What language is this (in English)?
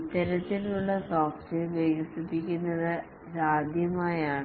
Malayalam